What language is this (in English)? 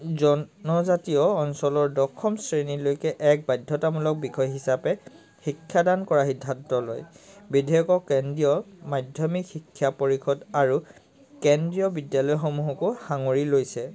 Assamese